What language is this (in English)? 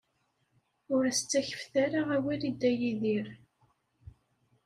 Kabyle